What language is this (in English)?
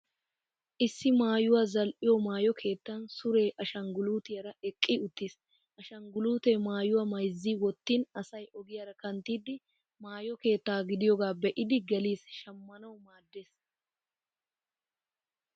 Wolaytta